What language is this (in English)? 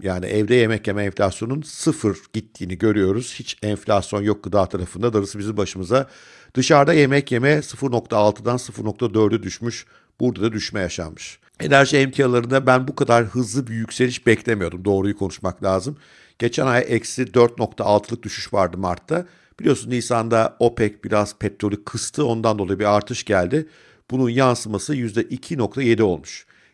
Turkish